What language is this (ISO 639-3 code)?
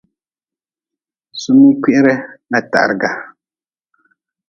nmz